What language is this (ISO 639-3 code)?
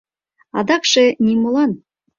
chm